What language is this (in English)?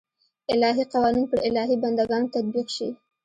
Pashto